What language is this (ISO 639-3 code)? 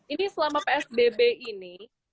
ind